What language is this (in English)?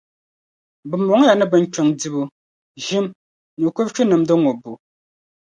Dagbani